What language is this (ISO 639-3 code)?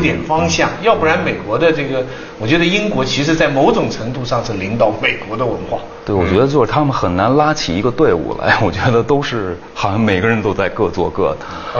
zho